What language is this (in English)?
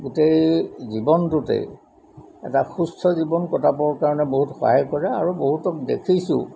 Assamese